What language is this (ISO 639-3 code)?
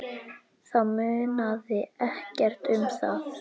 isl